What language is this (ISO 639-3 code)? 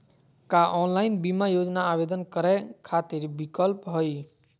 mag